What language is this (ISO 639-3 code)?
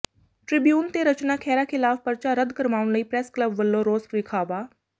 pan